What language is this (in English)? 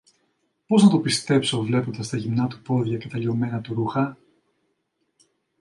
Greek